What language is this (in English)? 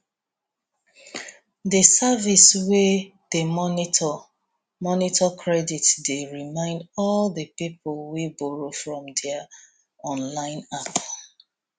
Nigerian Pidgin